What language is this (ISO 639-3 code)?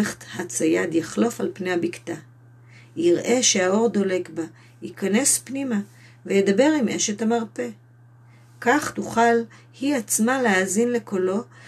heb